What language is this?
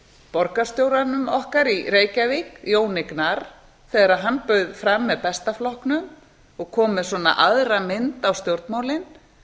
Icelandic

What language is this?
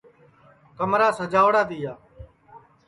Sansi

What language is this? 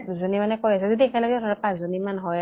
Assamese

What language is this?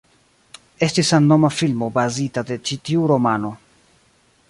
Esperanto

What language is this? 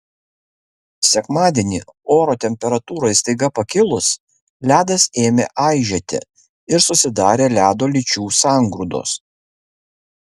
Lithuanian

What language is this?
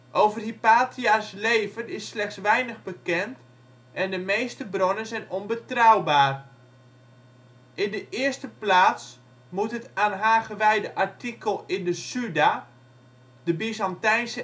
Dutch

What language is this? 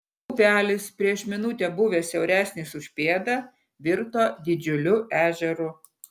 Lithuanian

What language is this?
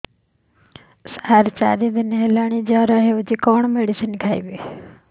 Odia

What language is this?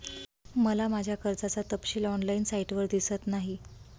Marathi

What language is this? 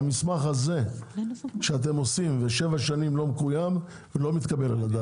Hebrew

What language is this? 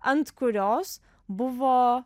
Lithuanian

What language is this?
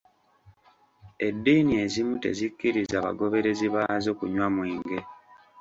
Ganda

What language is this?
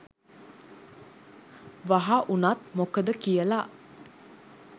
Sinhala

